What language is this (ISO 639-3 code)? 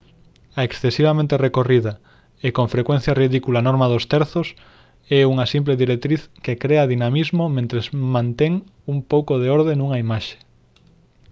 glg